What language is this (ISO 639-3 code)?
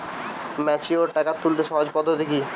ben